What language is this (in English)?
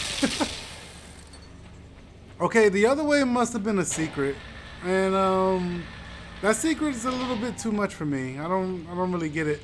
English